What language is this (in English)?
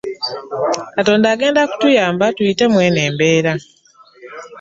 Ganda